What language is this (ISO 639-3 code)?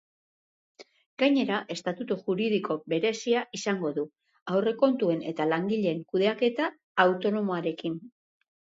eus